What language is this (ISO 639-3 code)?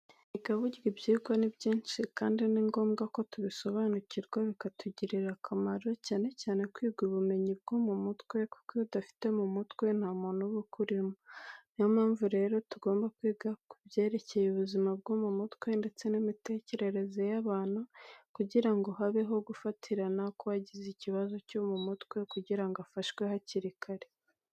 kin